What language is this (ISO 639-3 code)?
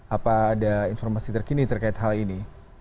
ind